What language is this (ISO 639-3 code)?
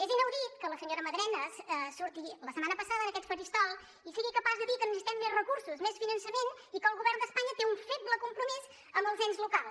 cat